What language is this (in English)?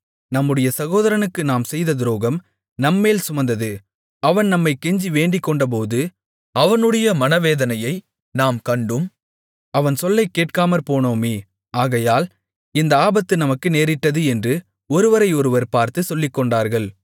Tamil